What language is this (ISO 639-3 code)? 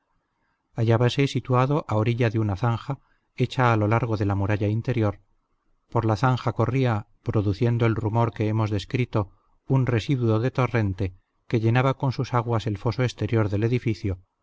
spa